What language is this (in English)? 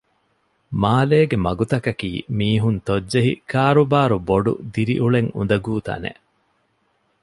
Divehi